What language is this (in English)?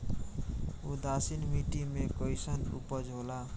Bhojpuri